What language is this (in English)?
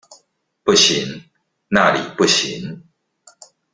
Chinese